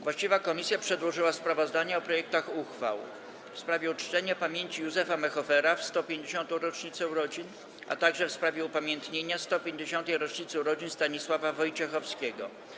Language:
Polish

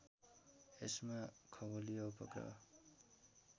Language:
Nepali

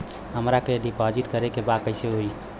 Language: Bhojpuri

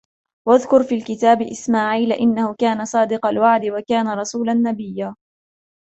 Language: Arabic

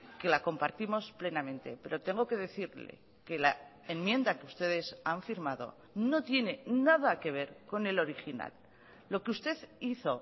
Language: Spanish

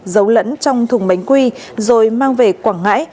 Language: Vietnamese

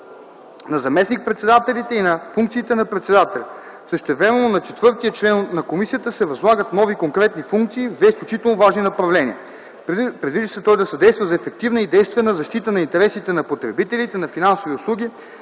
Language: Bulgarian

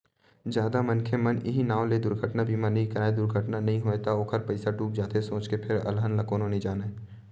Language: Chhattisgarhi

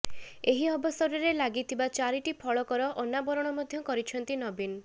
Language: Odia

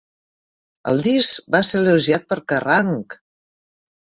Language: Catalan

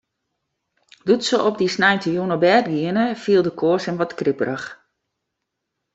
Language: Western Frisian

